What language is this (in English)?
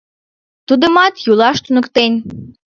Mari